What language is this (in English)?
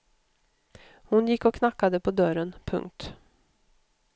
Swedish